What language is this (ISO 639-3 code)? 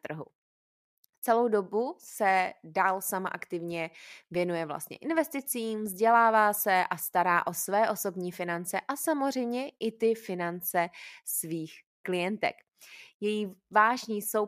ces